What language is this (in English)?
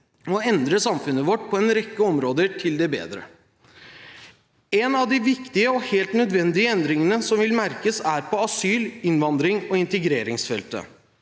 Norwegian